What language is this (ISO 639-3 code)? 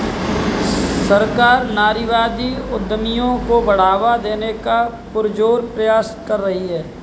hin